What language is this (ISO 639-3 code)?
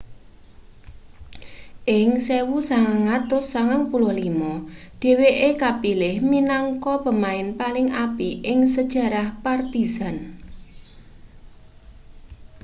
jav